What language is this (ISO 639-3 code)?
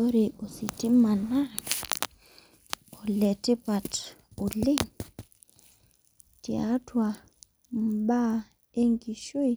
mas